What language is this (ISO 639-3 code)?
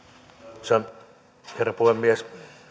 fin